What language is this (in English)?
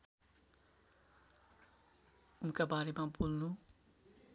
Nepali